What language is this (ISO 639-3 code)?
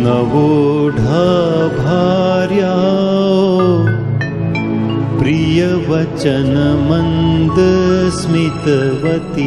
hin